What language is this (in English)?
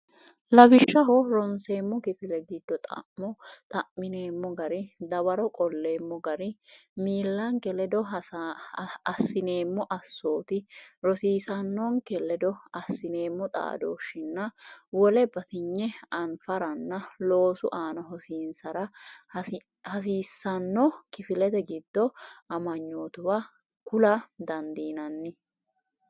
Sidamo